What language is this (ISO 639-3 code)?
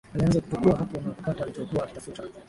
swa